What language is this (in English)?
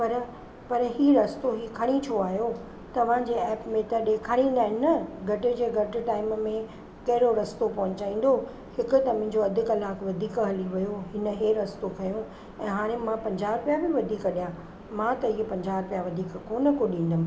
Sindhi